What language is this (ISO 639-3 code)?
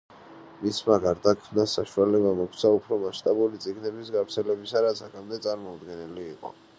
kat